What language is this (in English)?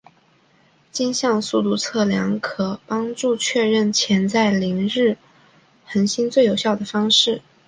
Chinese